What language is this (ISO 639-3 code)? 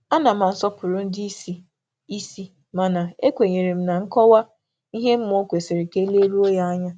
ibo